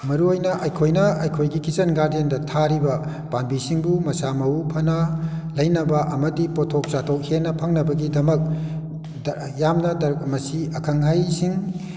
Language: Manipuri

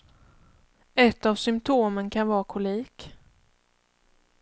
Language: Swedish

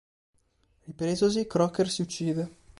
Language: Italian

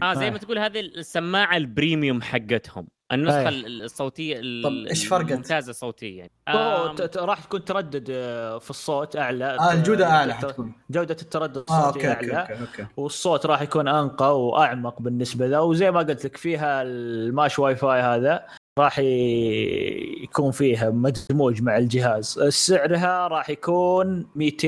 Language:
Arabic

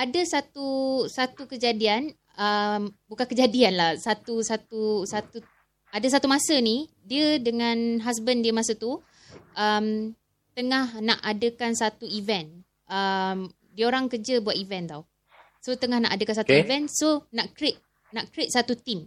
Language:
Malay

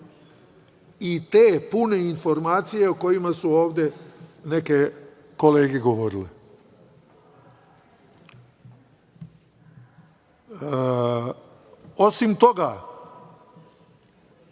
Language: Serbian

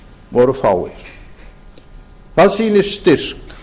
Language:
Icelandic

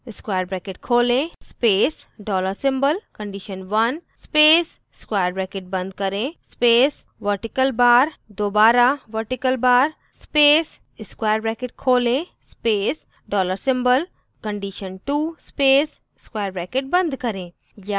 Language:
Hindi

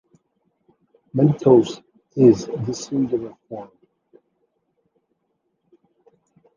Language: English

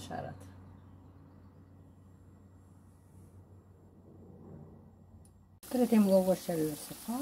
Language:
Romanian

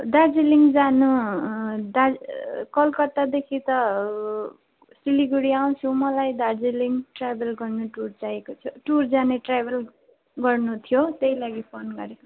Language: Nepali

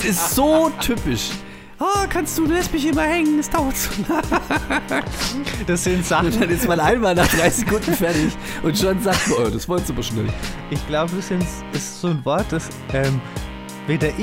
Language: German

